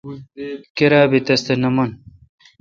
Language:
Kalkoti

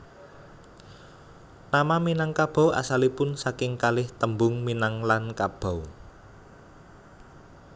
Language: Javanese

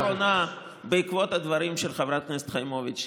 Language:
Hebrew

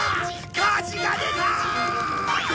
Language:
Japanese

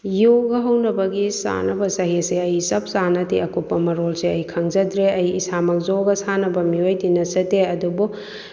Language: Manipuri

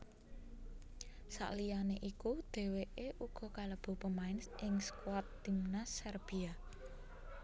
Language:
Javanese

